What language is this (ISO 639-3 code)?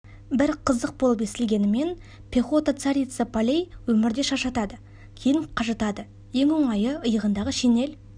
kaz